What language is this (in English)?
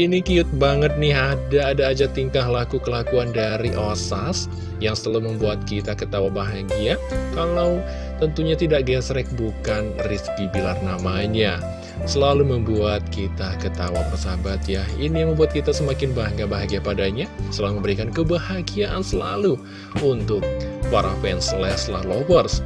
Indonesian